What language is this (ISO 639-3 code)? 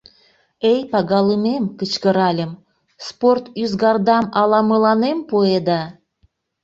chm